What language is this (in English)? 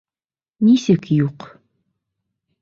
Bashkir